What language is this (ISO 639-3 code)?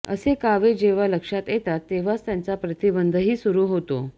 mar